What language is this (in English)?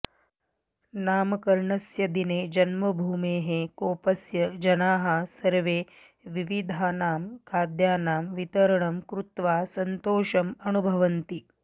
Sanskrit